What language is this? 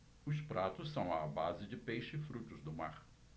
Portuguese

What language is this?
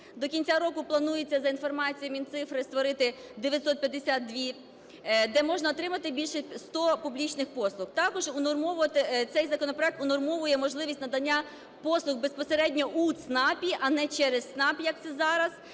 Ukrainian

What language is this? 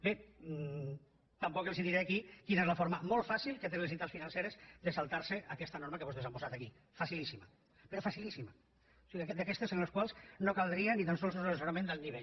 Catalan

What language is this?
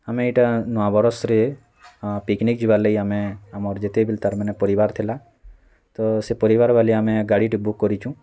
Odia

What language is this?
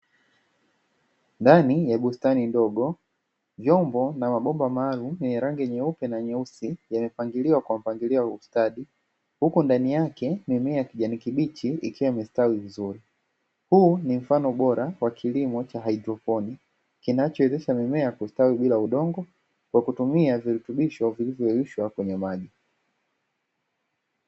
Swahili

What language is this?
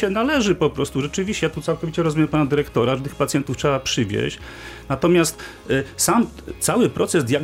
Polish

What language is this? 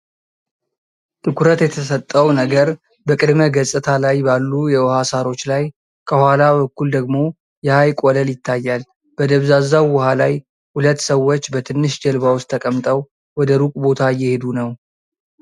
Amharic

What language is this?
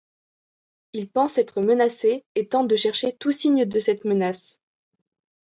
French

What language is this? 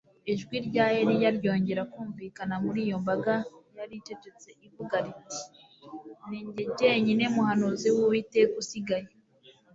Kinyarwanda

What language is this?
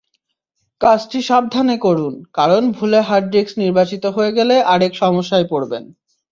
Bangla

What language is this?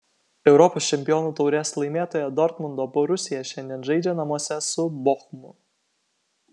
Lithuanian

